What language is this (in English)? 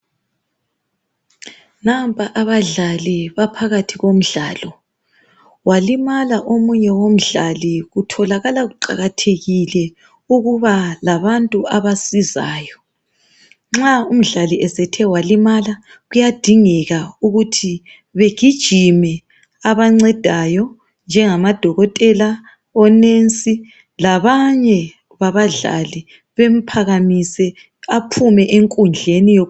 North Ndebele